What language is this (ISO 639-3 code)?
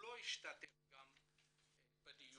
heb